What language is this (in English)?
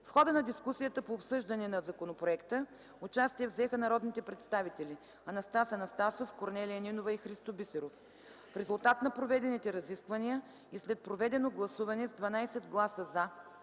Bulgarian